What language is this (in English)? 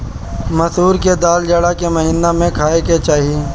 Bhojpuri